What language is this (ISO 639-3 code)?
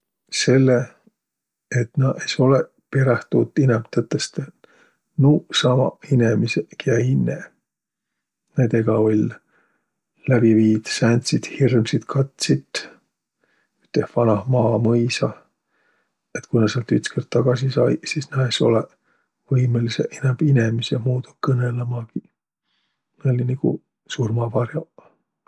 vro